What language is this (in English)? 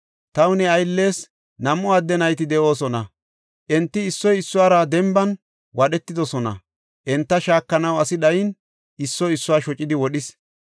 Gofa